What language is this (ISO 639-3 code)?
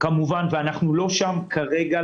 heb